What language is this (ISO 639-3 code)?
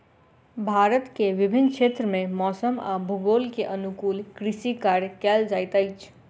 mai